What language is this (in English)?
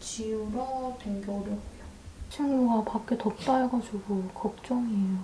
Korean